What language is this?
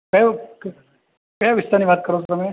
Gujarati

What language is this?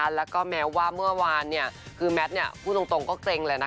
Thai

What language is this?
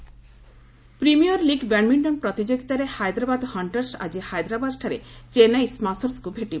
Odia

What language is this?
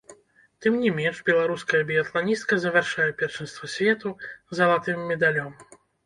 Belarusian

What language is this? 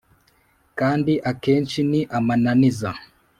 Kinyarwanda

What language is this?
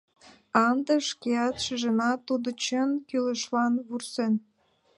Mari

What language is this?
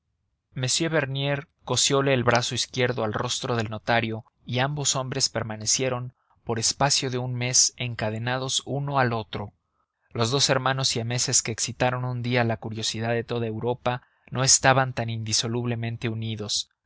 Spanish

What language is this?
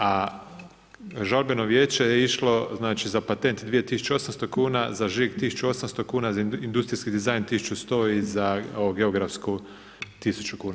Croatian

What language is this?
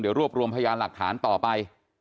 Thai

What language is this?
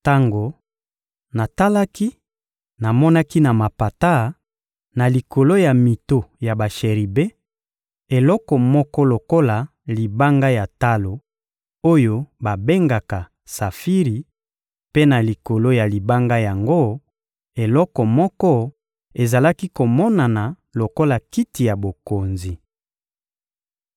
Lingala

